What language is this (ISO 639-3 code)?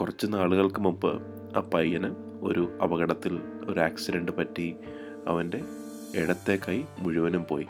mal